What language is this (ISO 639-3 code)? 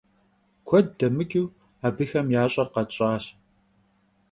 kbd